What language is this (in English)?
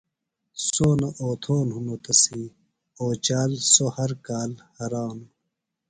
Phalura